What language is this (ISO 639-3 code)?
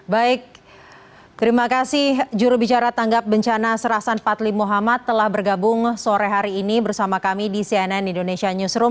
ind